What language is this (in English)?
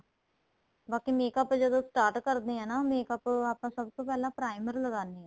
Punjabi